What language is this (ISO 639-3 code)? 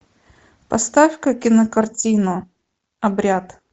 rus